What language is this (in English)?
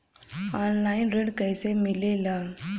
Bhojpuri